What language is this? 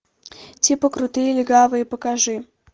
Russian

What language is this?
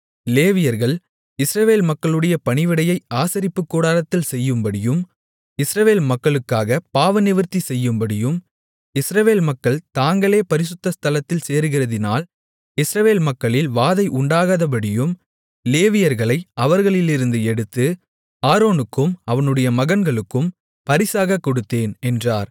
Tamil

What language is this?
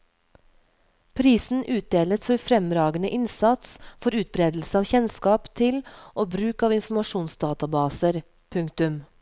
Norwegian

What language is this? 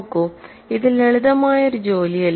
Malayalam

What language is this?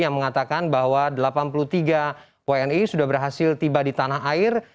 Indonesian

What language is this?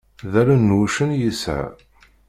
Kabyle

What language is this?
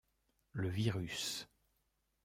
French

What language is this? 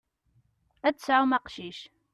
Kabyle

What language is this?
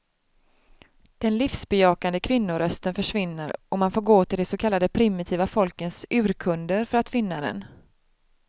Swedish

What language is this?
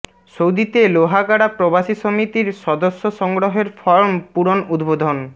Bangla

